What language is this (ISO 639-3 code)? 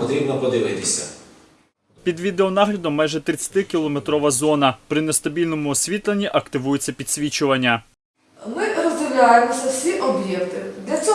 ukr